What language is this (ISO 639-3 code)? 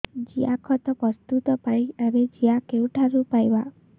ori